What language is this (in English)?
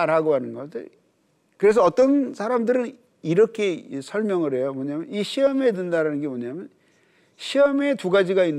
Korean